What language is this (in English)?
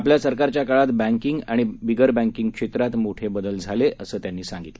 Marathi